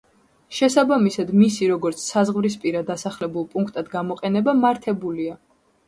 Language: Georgian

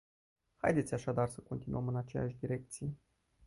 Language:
Romanian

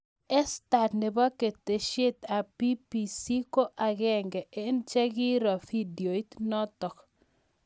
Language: Kalenjin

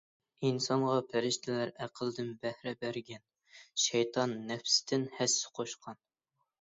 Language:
Uyghur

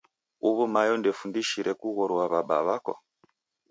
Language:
Taita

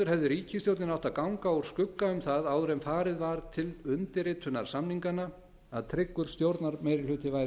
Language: Icelandic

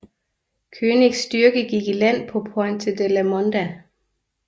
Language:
Danish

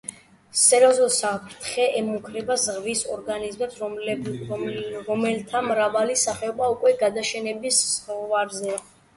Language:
Georgian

